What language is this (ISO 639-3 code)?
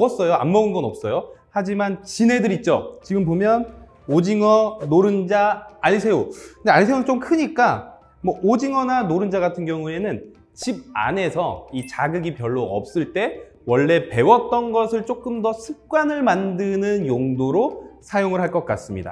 kor